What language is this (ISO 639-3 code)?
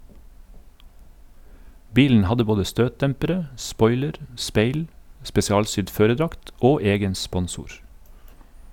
nor